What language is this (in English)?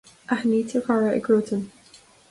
Irish